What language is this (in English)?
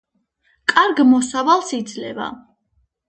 Georgian